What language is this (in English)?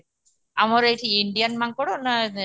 Odia